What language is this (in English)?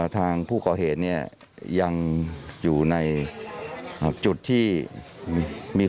Thai